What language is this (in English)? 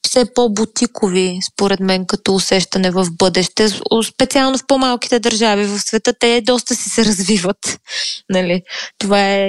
Bulgarian